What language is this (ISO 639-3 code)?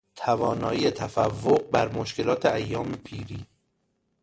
fas